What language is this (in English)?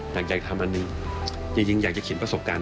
Thai